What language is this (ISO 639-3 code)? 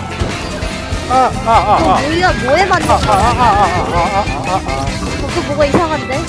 kor